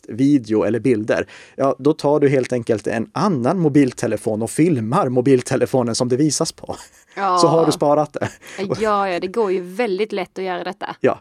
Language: Swedish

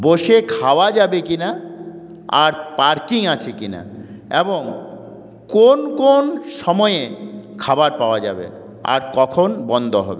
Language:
Bangla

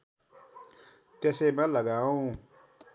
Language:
Nepali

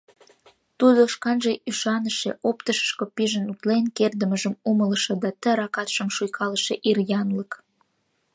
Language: Mari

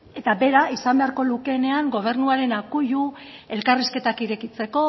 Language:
Basque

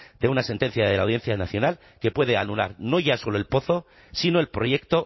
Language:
Spanish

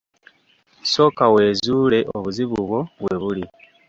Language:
Ganda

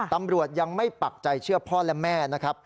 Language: Thai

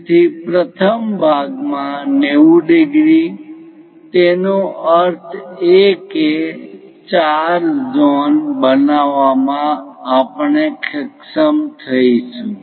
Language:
Gujarati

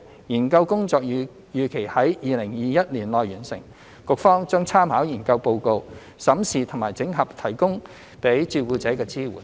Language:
Cantonese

